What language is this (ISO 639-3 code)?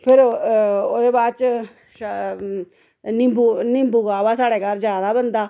doi